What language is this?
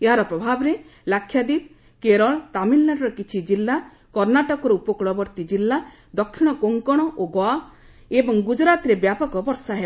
Odia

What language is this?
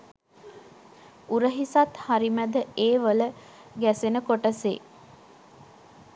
Sinhala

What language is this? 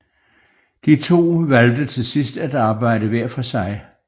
Danish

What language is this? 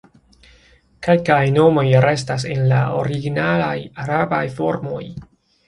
Esperanto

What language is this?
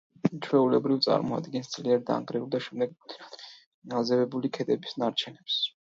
Georgian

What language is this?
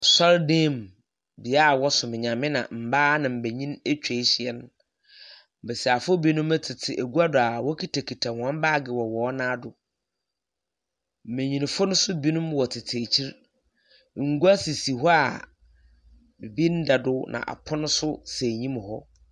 Akan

